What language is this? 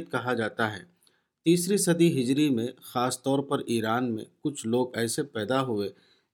Urdu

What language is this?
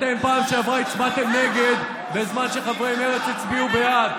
Hebrew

